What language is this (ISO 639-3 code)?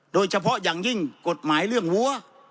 tha